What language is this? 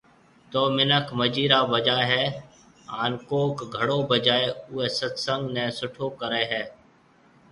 Marwari (Pakistan)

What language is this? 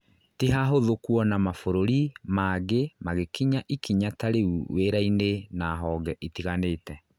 Kikuyu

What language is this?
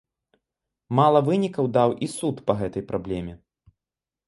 Belarusian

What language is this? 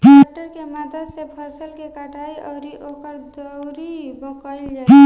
Bhojpuri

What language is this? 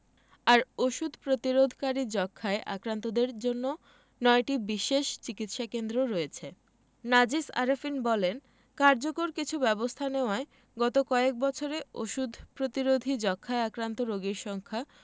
Bangla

